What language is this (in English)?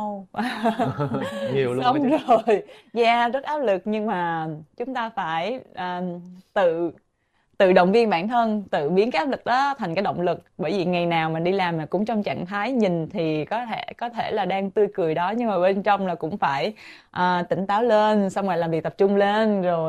Vietnamese